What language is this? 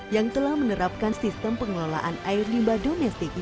Indonesian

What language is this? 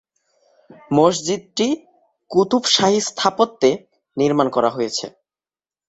Bangla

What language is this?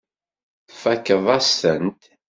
Kabyle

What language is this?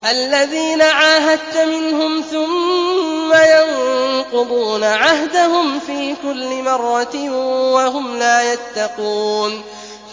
Arabic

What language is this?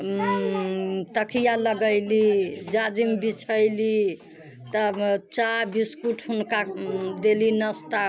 Maithili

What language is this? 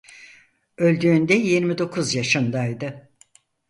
Turkish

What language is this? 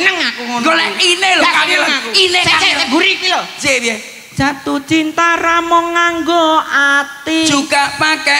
Indonesian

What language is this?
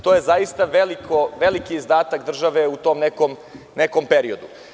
Serbian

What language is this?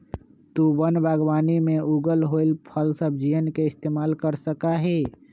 Magahi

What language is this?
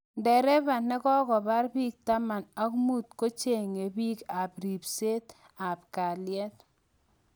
Kalenjin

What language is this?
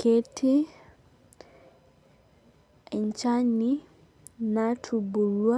Masai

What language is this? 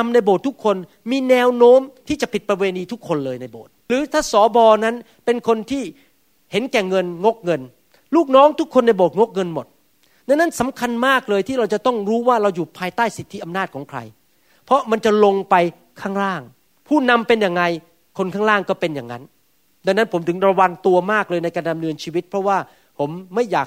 Thai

